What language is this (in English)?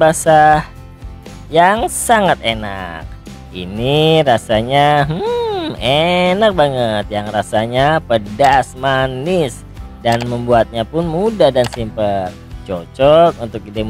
Indonesian